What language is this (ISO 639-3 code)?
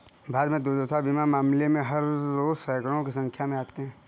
hin